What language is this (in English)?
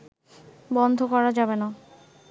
Bangla